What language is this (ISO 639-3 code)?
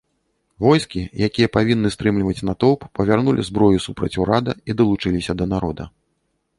bel